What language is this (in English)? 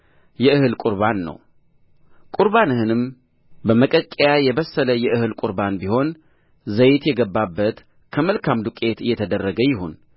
Amharic